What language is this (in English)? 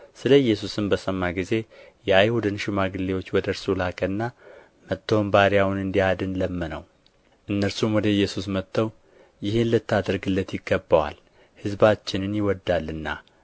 Amharic